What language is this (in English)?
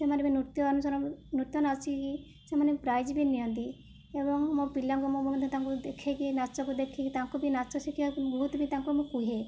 Odia